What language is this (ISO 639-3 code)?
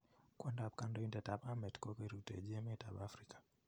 kln